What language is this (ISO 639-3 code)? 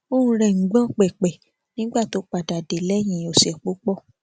yor